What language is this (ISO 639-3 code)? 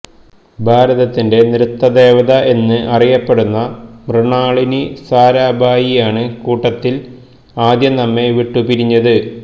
mal